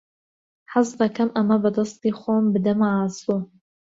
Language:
Central Kurdish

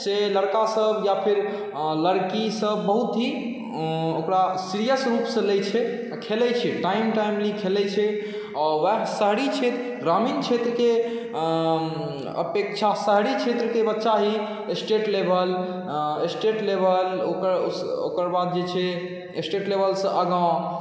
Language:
Maithili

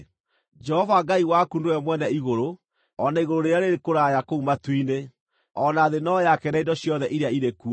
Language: Kikuyu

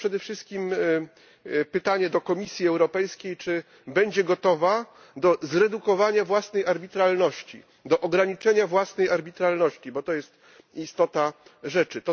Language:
Polish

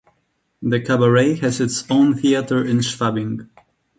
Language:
English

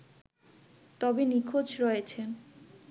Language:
Bangla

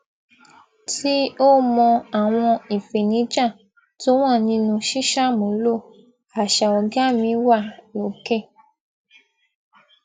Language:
Yoruba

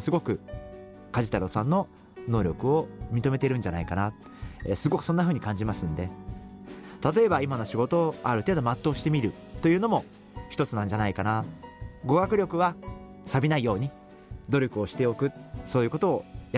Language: Japanese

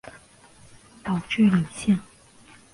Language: Chinese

